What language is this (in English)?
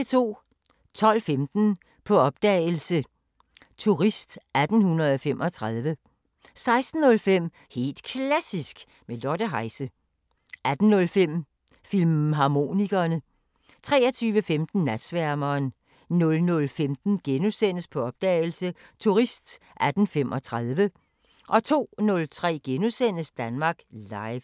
Danish